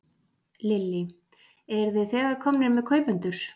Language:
Icelandic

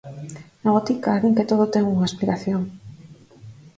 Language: Galician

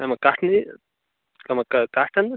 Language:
Kashmiri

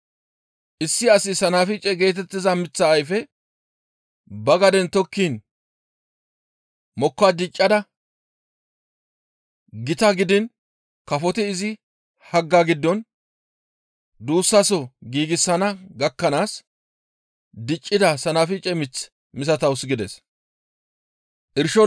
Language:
Gamo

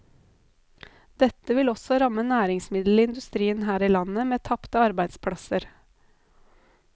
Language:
Norwegian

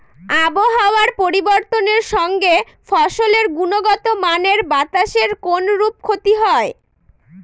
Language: Bangla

